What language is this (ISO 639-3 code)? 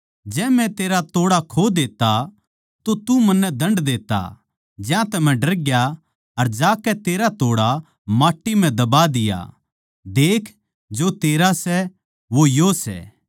bgc